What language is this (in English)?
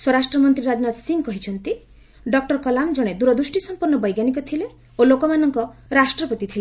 Odia